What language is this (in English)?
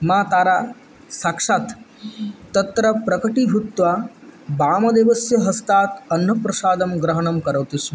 Sanskrit